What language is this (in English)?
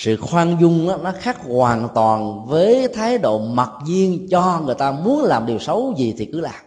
Vietnamese